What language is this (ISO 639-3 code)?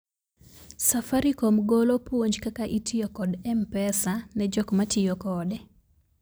luo